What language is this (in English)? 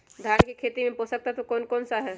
Magahi